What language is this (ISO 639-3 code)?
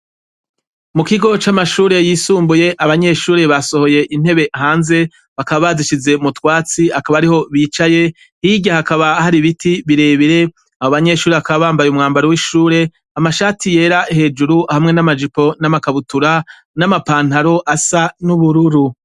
run